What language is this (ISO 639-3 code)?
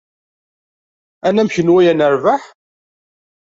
kab